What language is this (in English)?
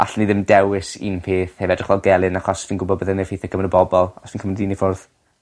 Welsh